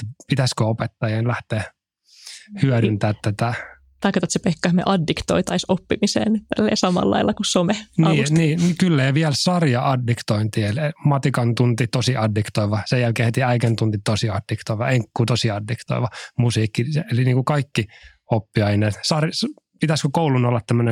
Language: Finnish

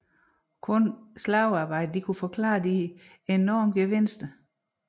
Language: Danish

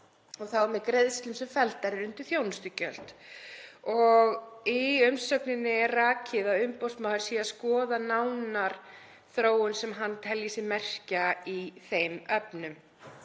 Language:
Icelandic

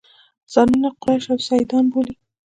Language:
Pashto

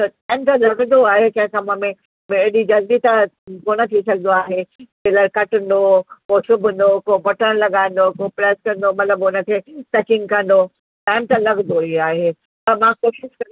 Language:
Sindhi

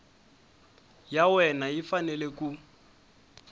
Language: Tsonga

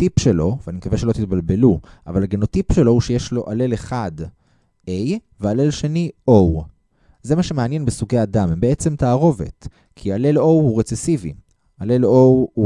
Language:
Hebrew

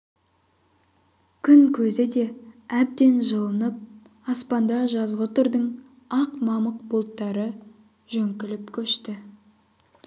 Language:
Kazakh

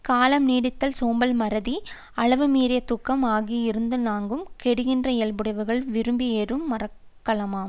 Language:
Tamil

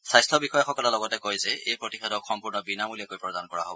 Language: Assamese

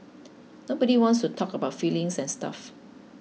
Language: English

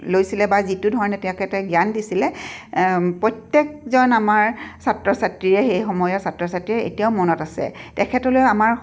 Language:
Assamese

